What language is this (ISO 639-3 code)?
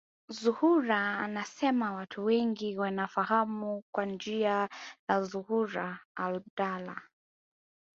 swa